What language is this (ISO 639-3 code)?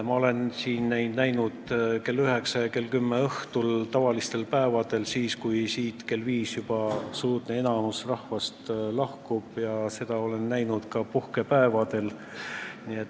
est